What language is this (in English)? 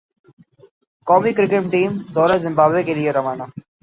Urdu